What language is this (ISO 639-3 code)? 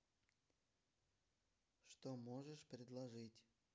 rus